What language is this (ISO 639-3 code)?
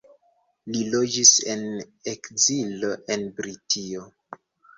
epo